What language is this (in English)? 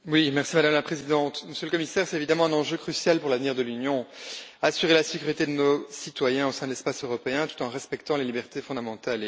French